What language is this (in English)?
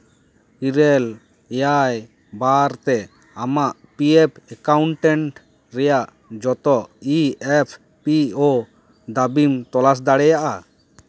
Santali